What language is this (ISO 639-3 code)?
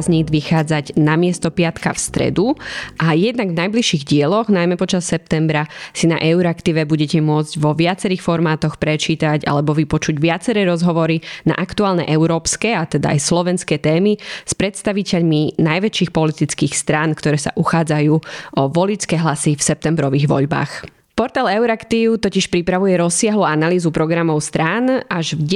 slk